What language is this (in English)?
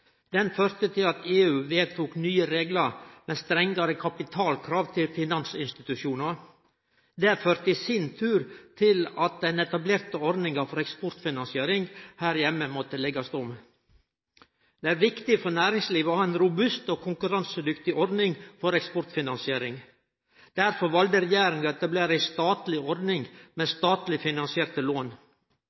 Norwegian Nynorsk